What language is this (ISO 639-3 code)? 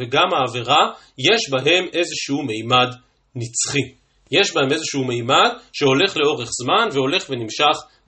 heb